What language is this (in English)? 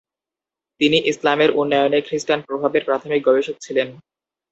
Bangla